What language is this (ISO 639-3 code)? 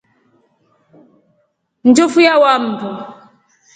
rof